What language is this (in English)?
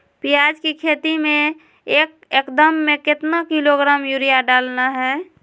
Magahi